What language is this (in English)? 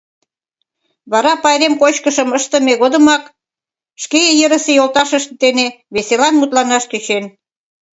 Mari